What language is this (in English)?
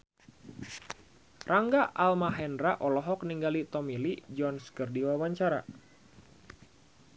Sundanese